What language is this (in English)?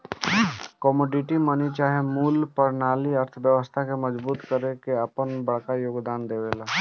Bhojpuri